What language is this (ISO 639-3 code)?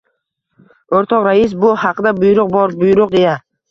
uzb